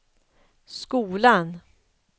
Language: Swedish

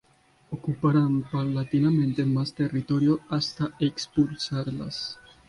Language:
Spanish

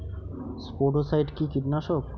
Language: Bangla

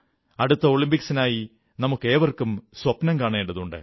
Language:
Malayalam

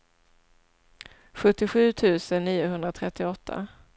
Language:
Swedish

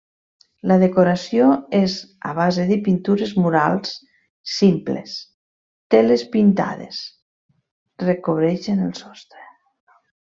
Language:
Catalan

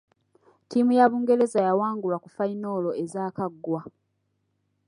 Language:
Ganda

